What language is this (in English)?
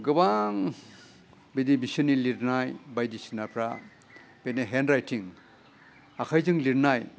Bodo